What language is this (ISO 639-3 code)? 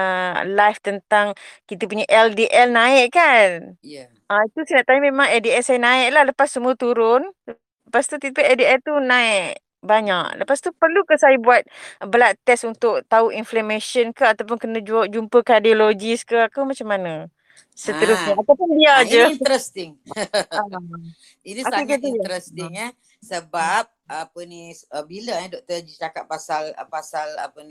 msa